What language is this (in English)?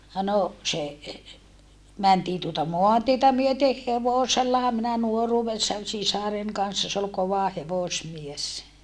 Finnish